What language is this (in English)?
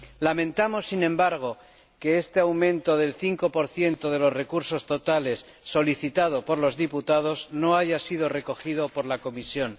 Spanish